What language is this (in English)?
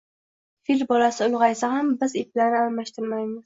Uzbek